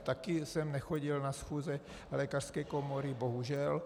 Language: Czech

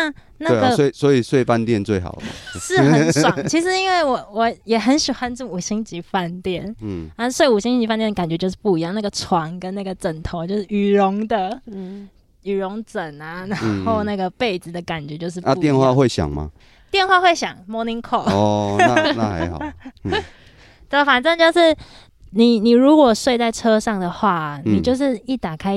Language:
Chinese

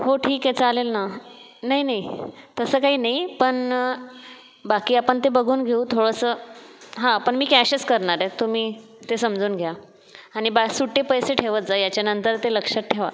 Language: Marathi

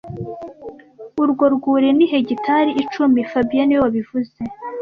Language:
Kinyarwanda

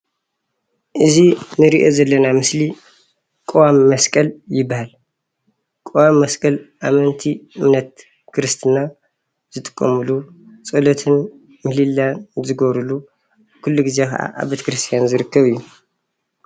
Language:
Tigrinya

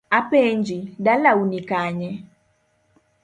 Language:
Luo (Kenya and Tanzania)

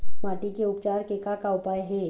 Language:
Chhattisgarhi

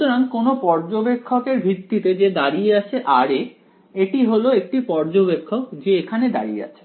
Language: Bangla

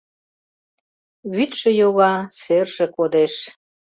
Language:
Mari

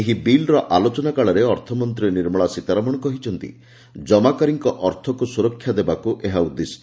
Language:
Odia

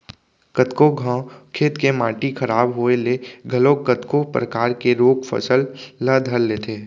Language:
Chhattisgarhi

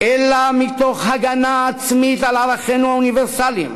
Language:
Hebrew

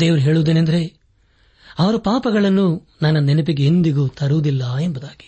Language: Kannada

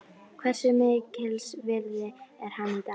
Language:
Icelandic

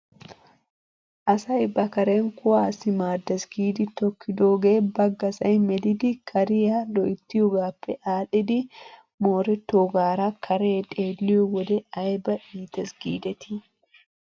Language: Wolaytta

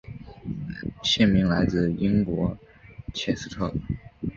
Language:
Chinese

